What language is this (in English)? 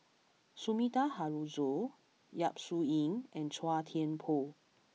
English